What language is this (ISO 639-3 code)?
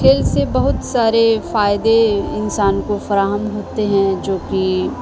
urd